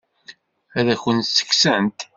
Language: Kabyle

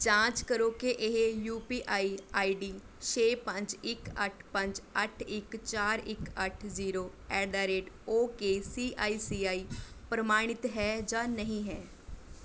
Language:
Punjabi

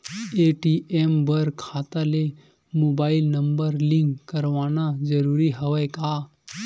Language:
Chhattisgarhi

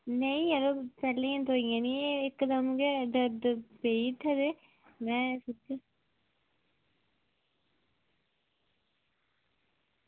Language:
Dogri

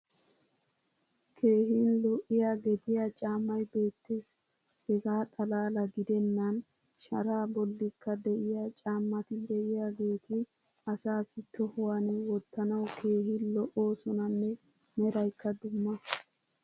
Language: Wolaytta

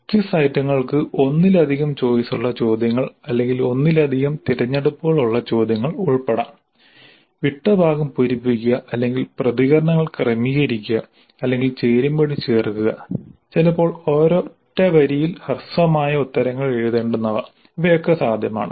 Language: Malayalam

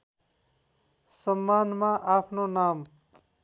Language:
Nepali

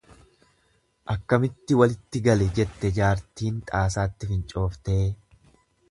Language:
Oromo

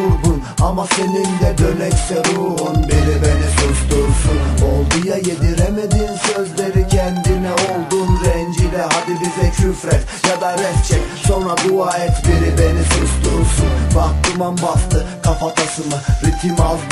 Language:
Turkish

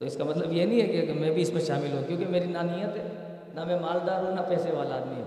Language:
Urdu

